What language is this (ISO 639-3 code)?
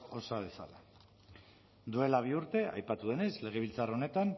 eus